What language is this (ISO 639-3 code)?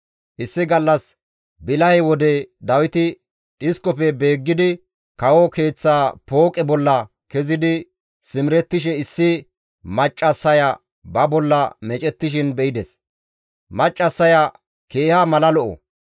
gmv